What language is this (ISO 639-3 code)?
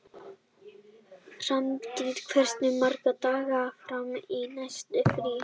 isl